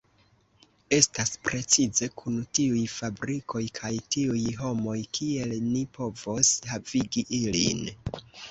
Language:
Esperanto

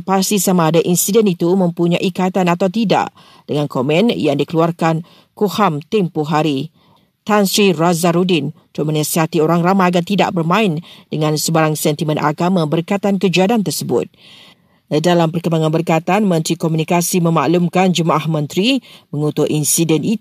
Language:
Malay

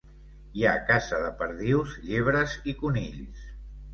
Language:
Catalan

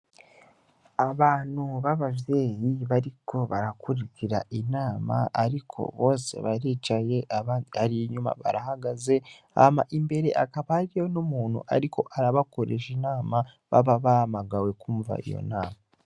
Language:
Rundi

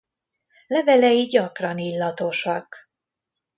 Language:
Hungarian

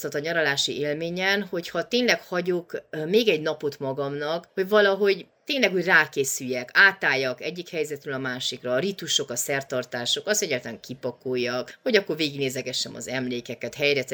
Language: Hungarian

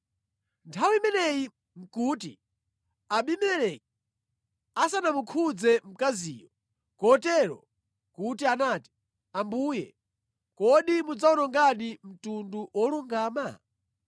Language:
Nyanja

